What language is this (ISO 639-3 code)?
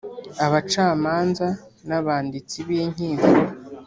kin